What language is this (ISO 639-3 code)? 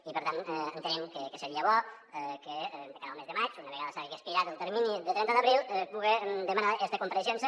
cat